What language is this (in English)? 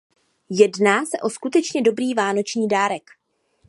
Czech